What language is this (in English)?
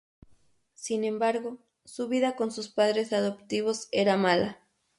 Spanish